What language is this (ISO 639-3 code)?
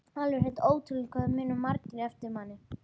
isl